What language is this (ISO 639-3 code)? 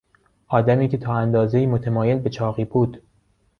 fas